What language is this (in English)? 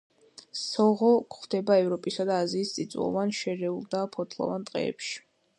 Georgian